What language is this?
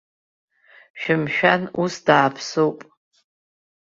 Abkhazian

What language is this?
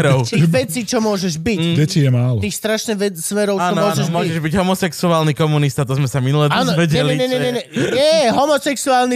Slovak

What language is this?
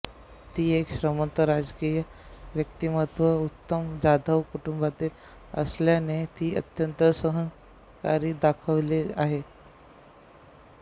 Marathi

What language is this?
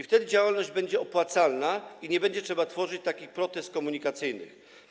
Polish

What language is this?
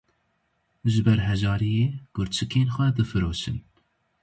Kurdish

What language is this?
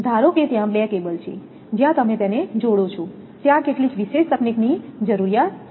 Gujarati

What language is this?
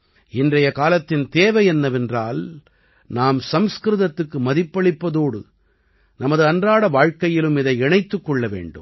Tamil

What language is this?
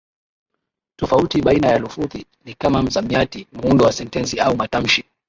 Swahili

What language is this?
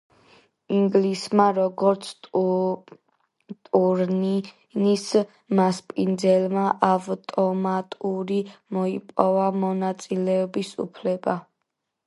Georgian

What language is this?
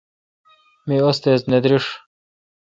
Kalkoti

